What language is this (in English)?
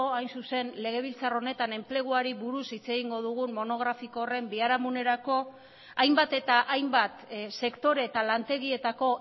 Basque